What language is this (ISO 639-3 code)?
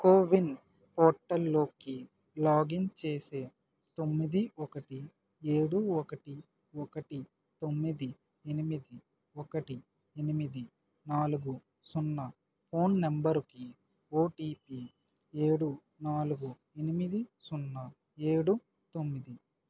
tel